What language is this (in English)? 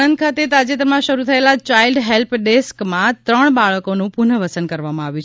Gujarati